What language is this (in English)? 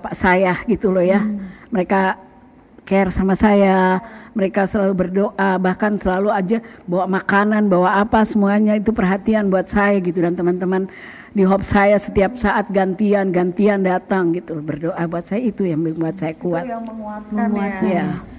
Indonesian